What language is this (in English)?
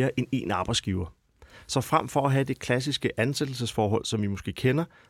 Danish